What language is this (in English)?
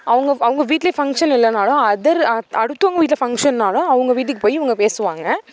Tamil